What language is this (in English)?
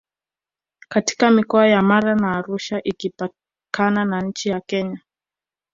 Swahili